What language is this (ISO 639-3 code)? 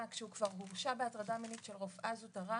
heb